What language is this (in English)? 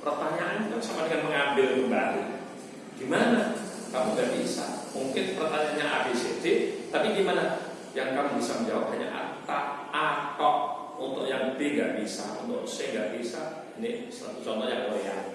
Indonesian